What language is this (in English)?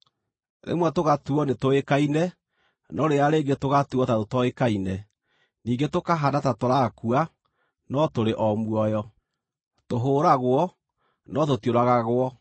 Kikuyu